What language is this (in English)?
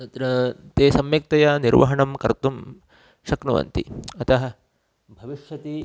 Sanskrit